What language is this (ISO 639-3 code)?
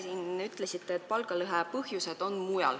est